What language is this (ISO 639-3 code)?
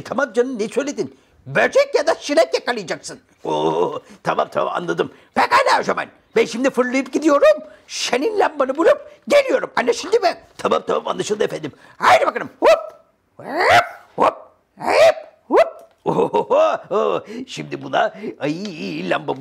tur